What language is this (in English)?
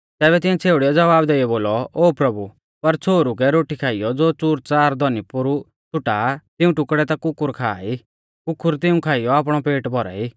Mahasu Pahari